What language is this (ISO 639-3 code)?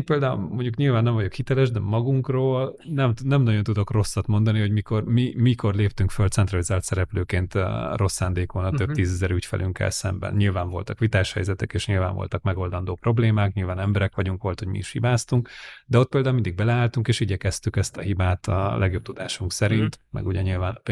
hun